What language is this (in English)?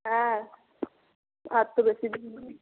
Bangla